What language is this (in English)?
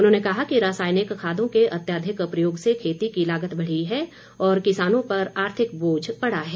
Hindi